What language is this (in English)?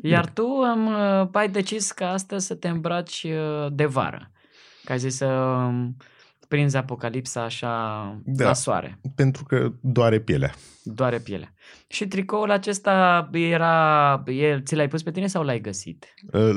Romanian